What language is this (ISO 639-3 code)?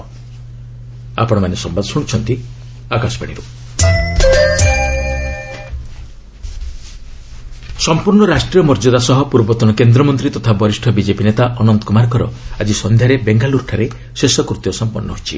ori